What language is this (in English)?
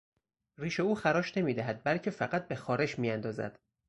Persian